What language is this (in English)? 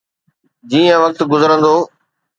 Sindhi